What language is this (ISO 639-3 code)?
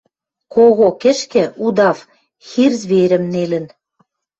mrj